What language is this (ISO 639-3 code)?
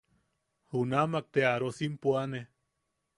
yaq